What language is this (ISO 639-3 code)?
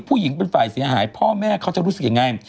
tha